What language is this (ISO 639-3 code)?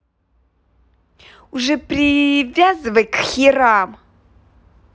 rus